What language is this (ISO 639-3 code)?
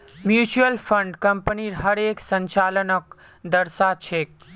mag